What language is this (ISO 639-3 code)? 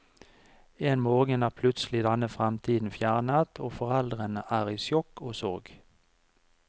nor